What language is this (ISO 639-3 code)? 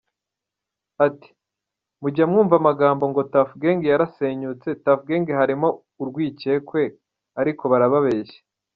kin